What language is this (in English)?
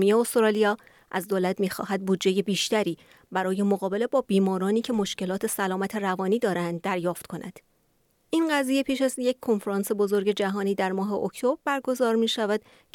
Persian